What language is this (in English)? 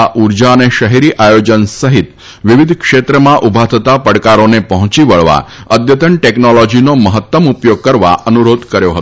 Gujarati